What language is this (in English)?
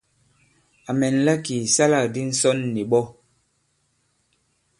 Bankon